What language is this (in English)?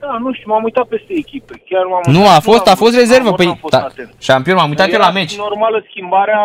Romanian